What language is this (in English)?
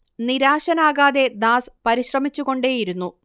Malayalam